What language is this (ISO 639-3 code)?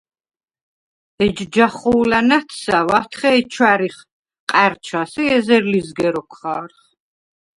sva